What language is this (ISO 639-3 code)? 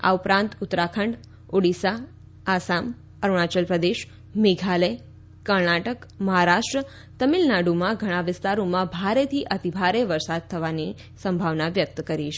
guj